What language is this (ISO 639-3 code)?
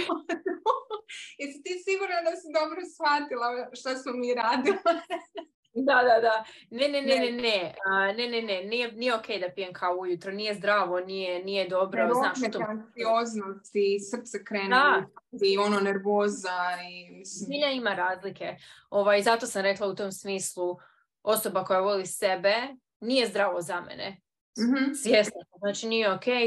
hrv